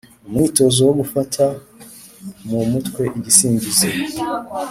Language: Kinyarwanda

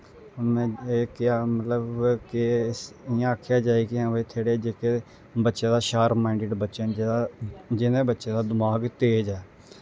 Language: Dogri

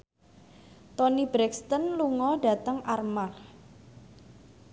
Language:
Javanese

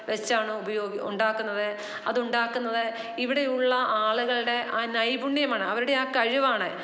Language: Malayalam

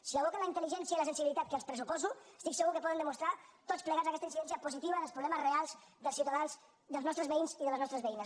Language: Catalan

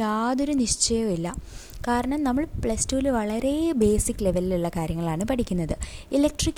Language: Malayalam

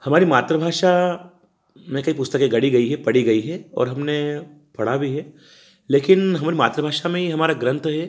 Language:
Hindi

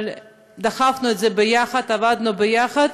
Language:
Hebrew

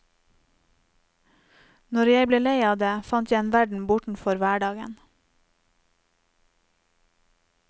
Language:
Norwegian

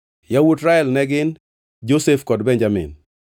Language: Luo (Kenya and Tanzania)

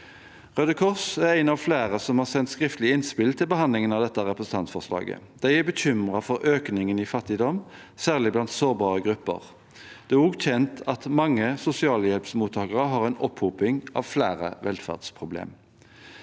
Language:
Norwegian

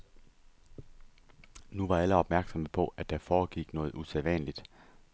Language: Danish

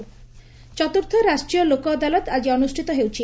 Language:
Odia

